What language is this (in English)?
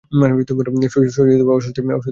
Bangla